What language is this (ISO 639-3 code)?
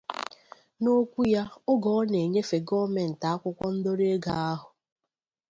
ibo